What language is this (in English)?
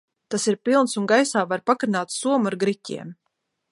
Latvian